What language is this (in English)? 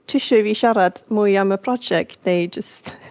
Welsh